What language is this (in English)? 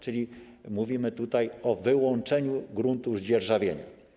Polish